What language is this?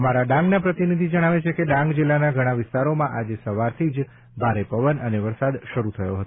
Gujarati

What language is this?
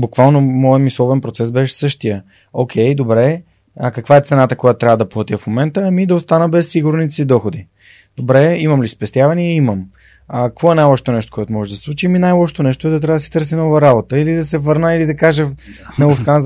Bulgarian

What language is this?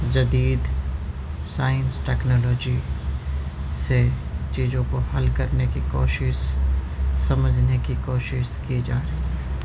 Urdu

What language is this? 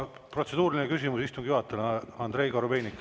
Estonian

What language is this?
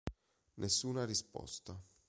Italian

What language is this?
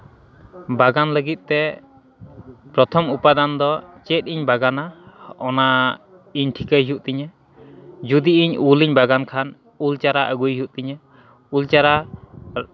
Santali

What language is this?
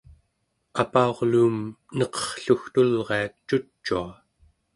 Central Yupik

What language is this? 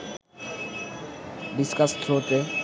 Bangla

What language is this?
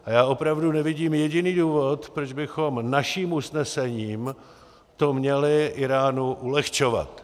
Czech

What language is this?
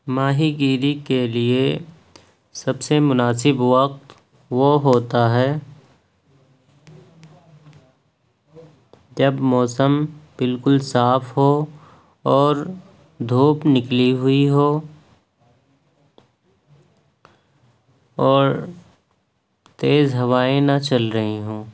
Urdu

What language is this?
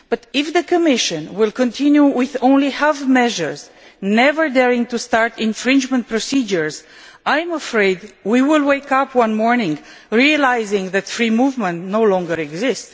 English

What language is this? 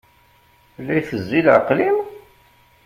Kabyle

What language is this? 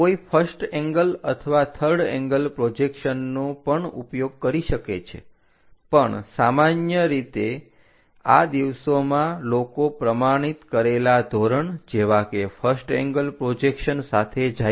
Gujarati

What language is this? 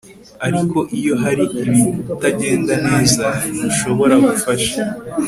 Kinyarwanda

